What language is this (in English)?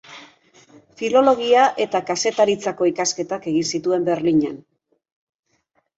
Basque